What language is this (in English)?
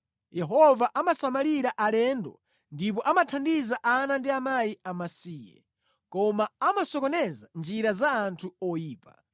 Nyanja